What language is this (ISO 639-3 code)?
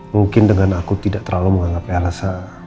ind